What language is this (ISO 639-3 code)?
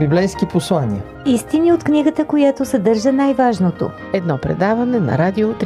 bul